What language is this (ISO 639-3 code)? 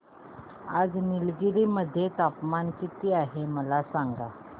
mar